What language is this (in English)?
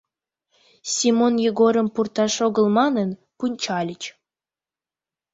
Mari